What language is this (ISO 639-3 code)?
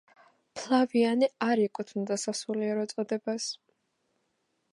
kat